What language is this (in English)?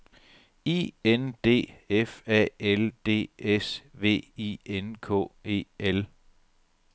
Danish